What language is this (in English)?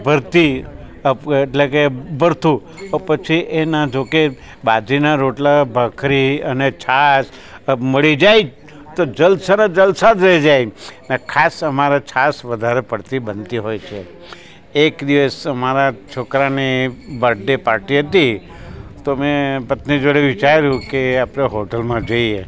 Gujarati